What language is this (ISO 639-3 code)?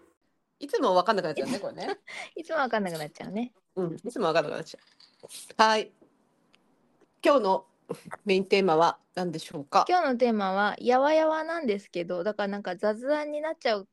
jpn